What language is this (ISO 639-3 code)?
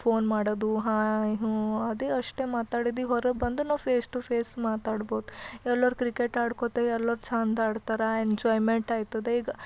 kan